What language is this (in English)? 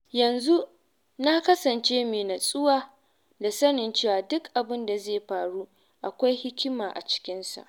Hausa